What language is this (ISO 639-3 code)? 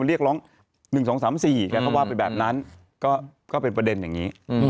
tha